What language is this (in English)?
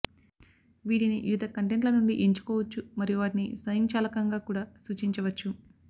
Telugu